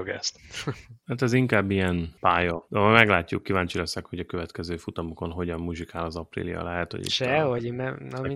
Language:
Hungarian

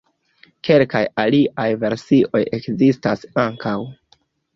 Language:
Esperanto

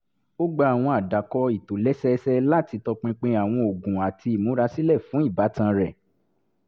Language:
Yoruba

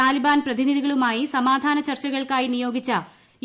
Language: Malayalam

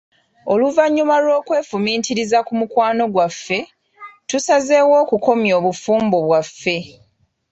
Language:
Ganda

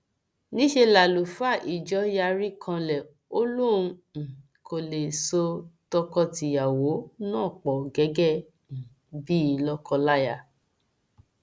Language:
Yoruba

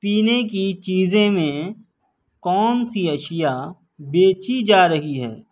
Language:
Urdu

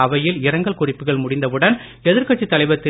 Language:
Tamil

